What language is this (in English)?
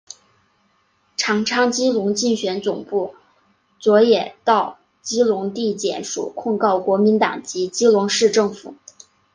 Chinese